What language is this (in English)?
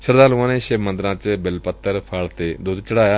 Punjabi